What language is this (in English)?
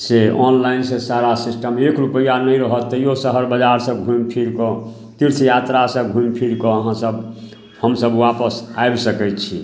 Maithili